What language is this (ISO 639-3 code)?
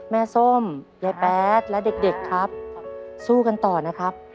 tha